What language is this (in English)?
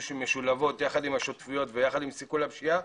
Hebrew